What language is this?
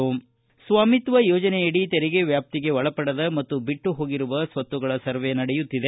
Kannada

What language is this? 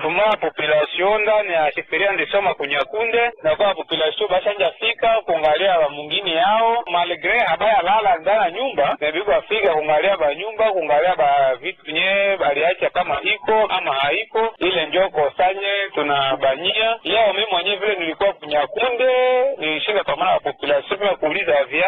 Swahili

